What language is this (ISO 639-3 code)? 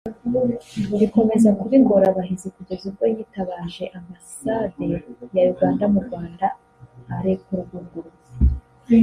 kin